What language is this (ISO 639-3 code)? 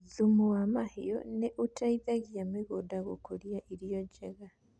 kik